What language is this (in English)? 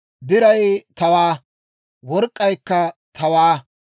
Dawro